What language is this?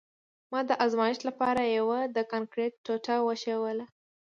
Pashto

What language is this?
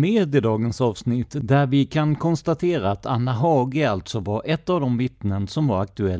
Swedish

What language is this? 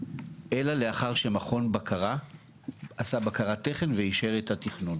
Hebrew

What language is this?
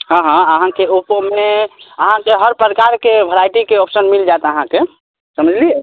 Maithili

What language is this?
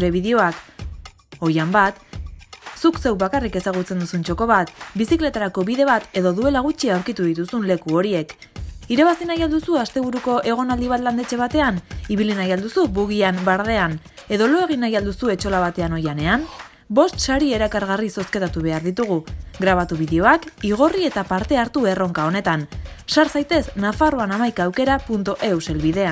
Basque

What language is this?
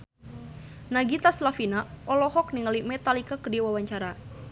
Sundanese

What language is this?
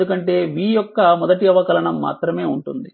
Telugu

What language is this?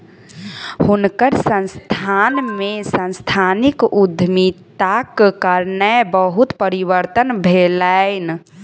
Maithili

